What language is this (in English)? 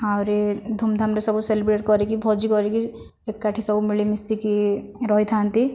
Odia